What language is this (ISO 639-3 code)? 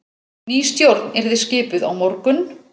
isl